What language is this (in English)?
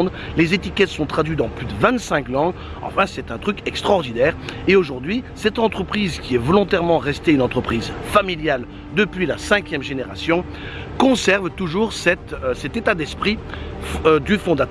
French